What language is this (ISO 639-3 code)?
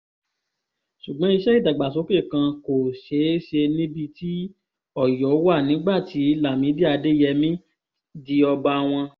yor